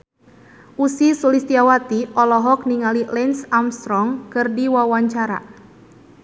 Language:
Sundanese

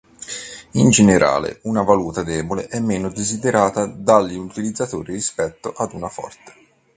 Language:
Italian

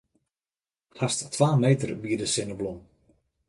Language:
Western Frisian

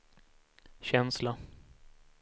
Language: Swedish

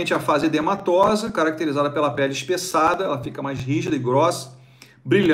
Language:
Portuguese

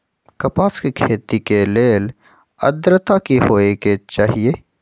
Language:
Magahi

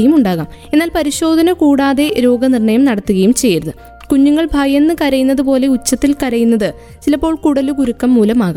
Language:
Malayalam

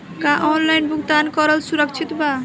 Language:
Bhojpuri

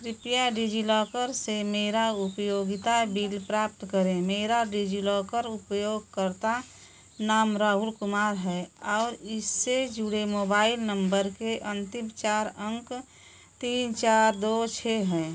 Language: Hindi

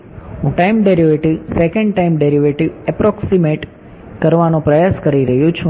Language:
Gujarati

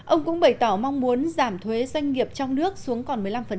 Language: Vietnamese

